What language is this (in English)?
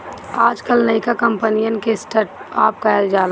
Bhojpuri